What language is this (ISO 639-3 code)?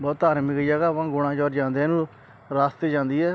pan